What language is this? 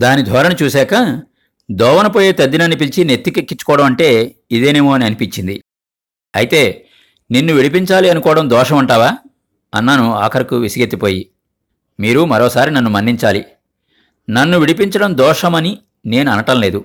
Telugu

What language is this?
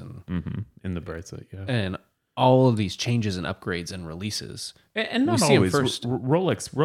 English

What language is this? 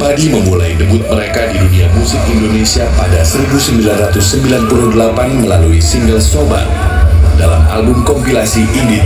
Indonesian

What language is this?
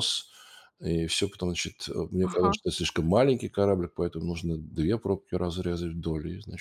Russian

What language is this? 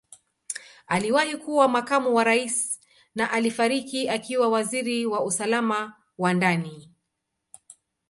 Swahili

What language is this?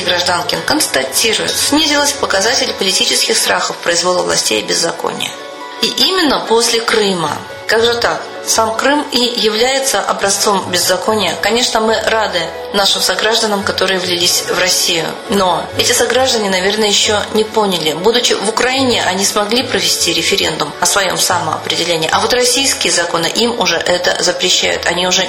Russian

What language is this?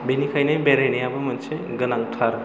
Bodo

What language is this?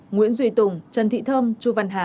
Vietnamese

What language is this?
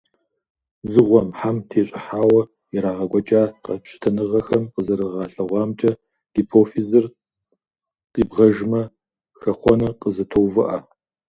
Kabardian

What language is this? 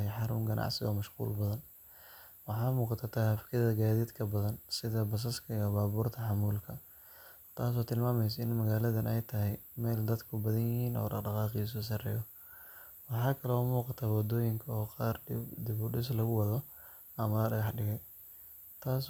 Somali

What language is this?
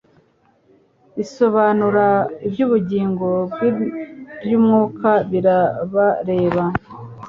Kinyarwanda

